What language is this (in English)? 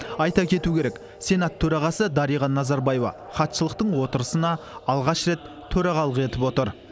Kazakh